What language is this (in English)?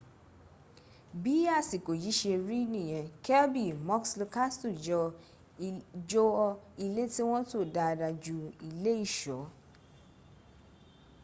Yoruba